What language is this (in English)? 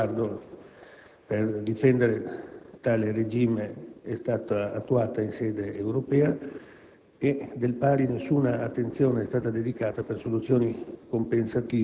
Italian